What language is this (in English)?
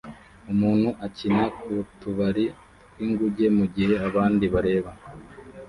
Kinyarwanda